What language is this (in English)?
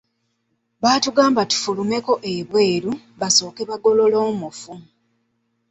Ganda